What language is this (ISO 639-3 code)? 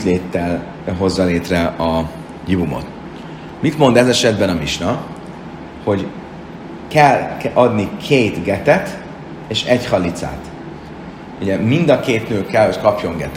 hun